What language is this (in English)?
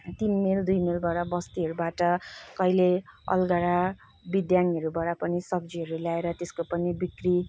Nepali